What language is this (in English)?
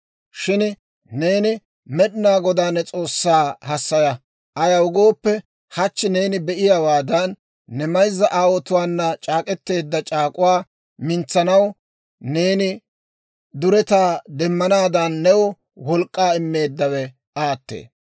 Dawro